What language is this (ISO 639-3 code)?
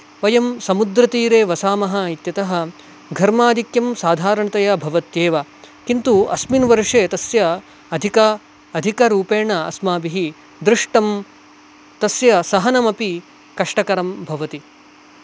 san